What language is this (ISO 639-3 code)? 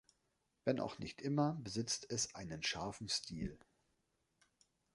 deu